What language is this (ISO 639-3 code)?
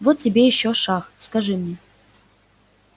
rus